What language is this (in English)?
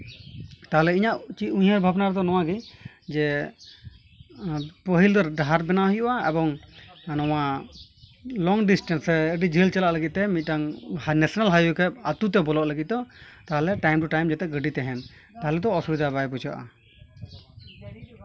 Santali